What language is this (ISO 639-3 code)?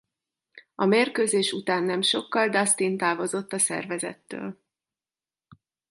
hun